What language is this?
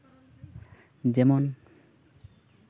Santali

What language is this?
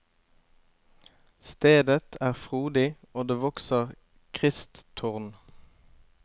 Norwegian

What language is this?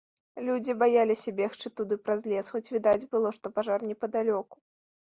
Belarusian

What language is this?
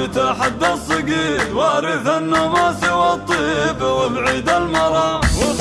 Arabic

